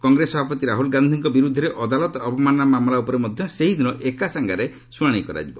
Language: Odia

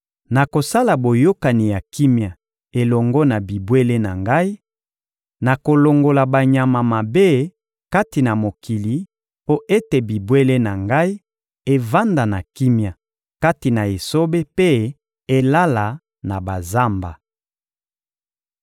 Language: Lingala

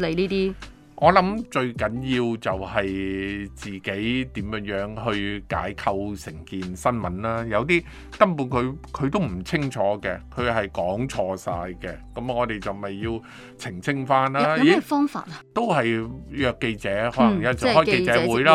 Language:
Chinese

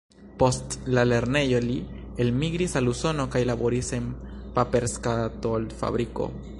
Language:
Esperanto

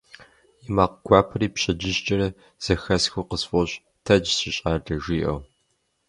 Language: Kabardian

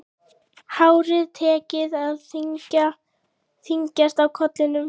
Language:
Icelandic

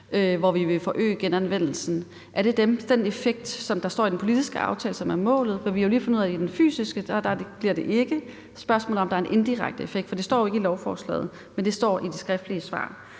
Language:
Danish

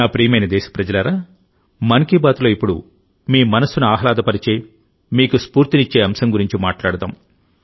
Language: Telugu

